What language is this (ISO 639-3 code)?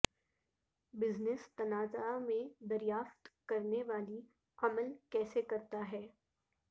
urd